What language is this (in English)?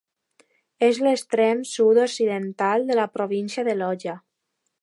Catalan